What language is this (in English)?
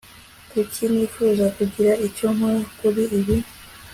Kinyarwanda